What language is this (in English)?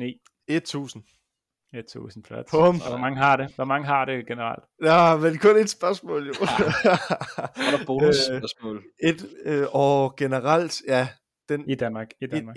Danish